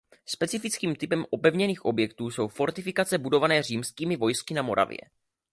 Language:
Czech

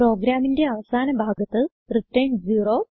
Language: Malayalam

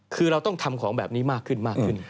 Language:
Thai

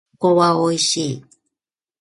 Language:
Japanese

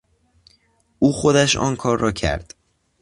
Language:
Persian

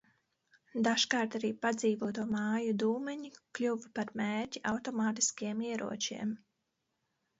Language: Latvian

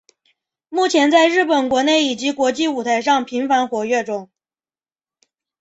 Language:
Chinese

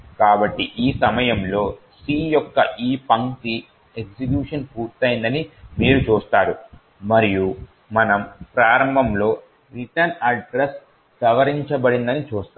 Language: Telugu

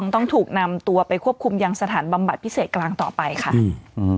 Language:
Thai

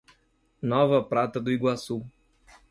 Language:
Portuguese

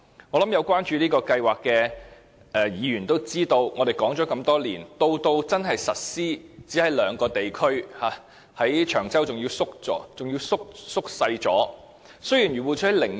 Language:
Cantonese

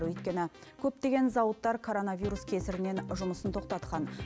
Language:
Kazakh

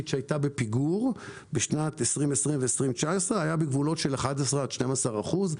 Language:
Hebrew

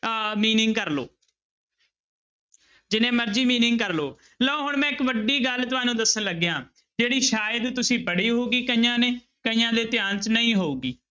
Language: Punjabi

